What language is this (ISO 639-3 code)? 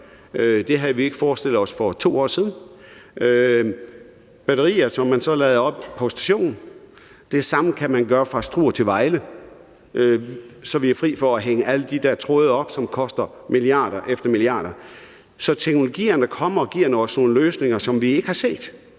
dan